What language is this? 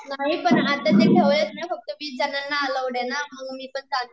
Marathi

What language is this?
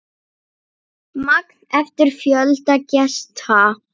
Icelandic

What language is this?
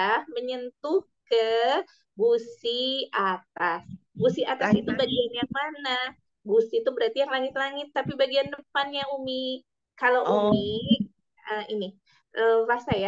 Indonesian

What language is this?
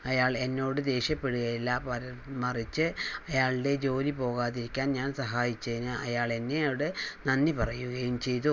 Malayalam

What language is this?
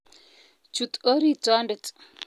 Kalenjin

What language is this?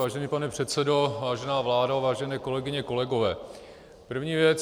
Czech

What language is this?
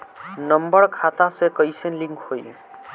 Bhojpuri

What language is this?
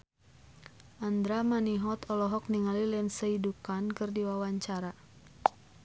Sundanese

